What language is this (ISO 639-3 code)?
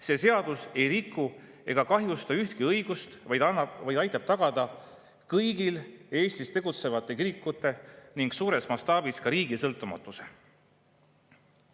est